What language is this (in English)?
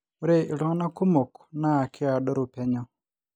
Masai